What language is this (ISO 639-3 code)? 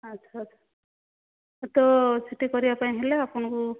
ori